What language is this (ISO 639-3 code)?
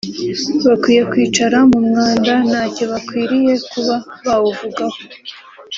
kin